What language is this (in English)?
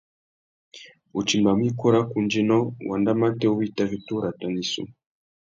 Tuki